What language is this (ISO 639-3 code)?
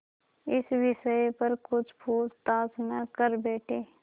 hin